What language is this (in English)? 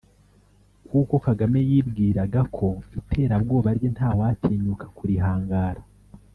Kinyarwanda